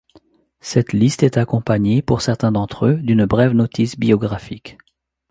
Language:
French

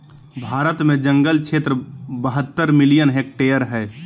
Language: Magahi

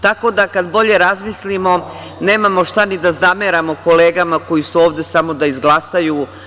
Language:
Serbian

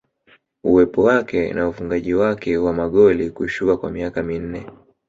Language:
Swahili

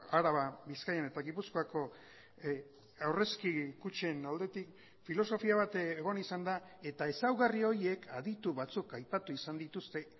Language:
Basque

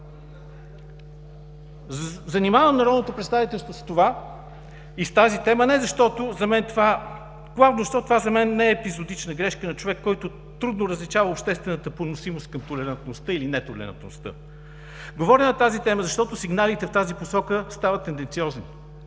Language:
Bulgarian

